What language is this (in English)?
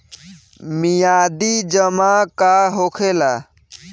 Bhojpuri